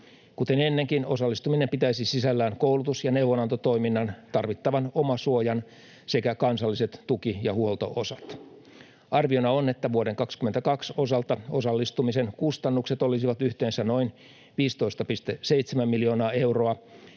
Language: Finnish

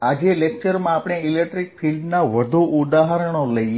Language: Gujarati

